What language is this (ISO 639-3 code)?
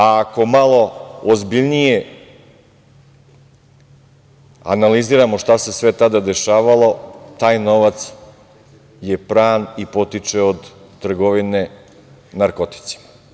srp